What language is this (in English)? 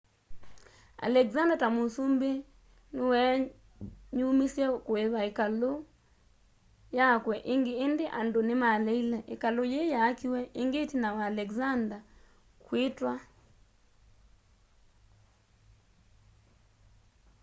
Kamba